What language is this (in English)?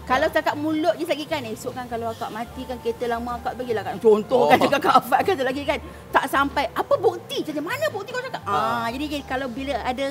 Malay